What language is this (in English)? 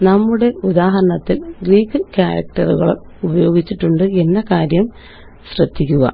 Malayalam